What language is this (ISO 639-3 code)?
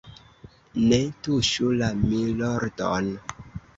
epo